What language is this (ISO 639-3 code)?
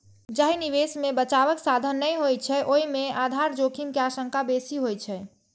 mai